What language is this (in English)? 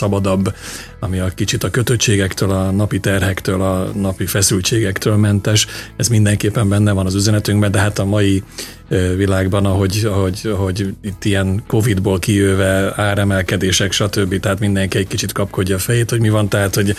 Hungarian